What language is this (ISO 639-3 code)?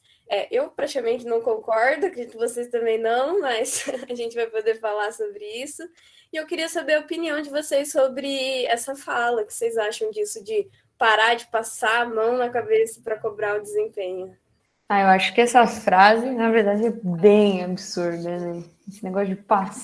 por